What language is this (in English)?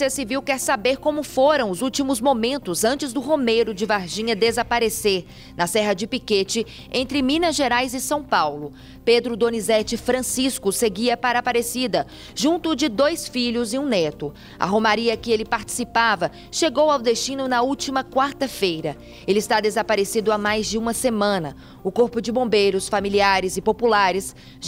Portuguese